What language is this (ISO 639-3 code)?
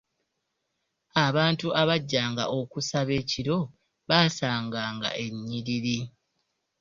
lug